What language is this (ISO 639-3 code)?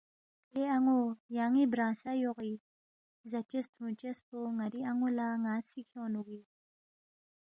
bft